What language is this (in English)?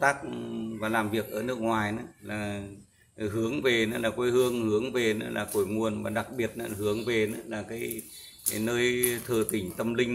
Vietnamese